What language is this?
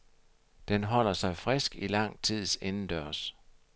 Danish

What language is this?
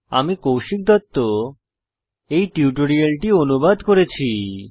Bangla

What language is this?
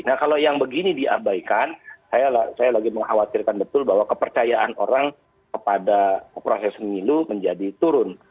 Indonesian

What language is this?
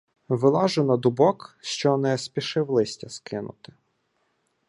Ukrainian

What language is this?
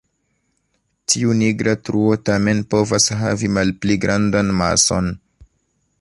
Esperanto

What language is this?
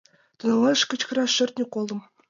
Mari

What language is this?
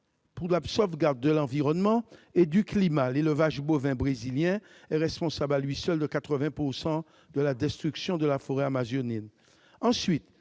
French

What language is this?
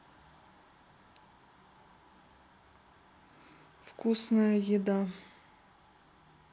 Russian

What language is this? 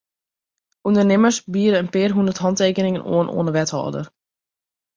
Western Frisian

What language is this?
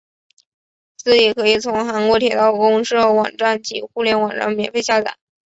Chinese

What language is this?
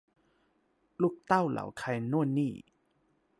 Thai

